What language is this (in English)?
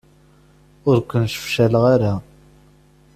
Kabyle